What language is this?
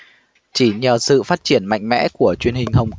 Vietnamese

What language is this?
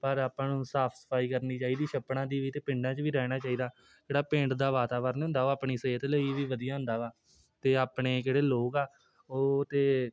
Punjabi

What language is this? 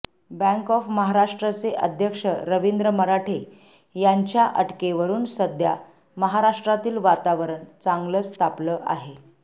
Marathi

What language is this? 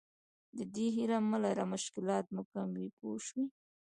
Pashto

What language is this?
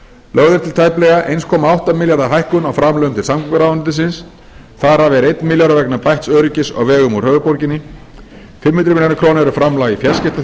Icelandic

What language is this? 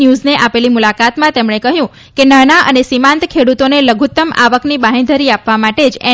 Gujarati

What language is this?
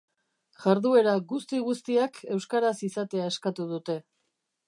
Basque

